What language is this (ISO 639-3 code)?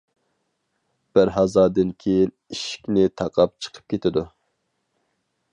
uig